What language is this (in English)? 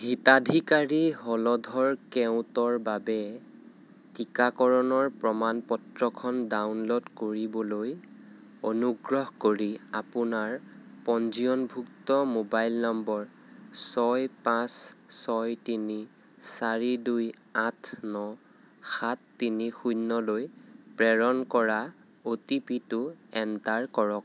Assamese